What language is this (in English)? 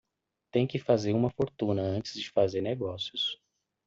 Portuguese